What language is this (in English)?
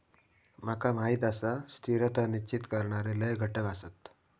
Marathi